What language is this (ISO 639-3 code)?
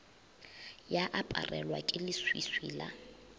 nso